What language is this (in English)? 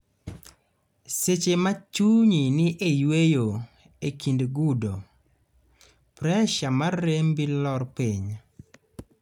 Luo (Kenya and Tanzania)